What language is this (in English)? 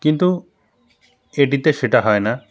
Bangla